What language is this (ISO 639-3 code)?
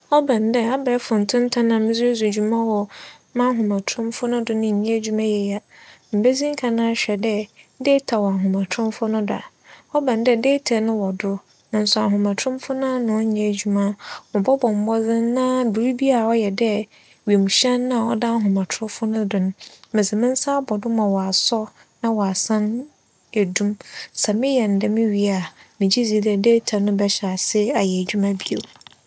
aka